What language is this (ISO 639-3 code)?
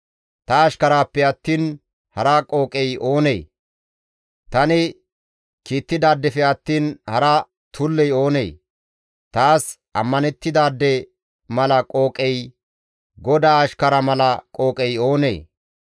gmv